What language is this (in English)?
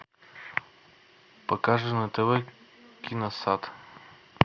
Russian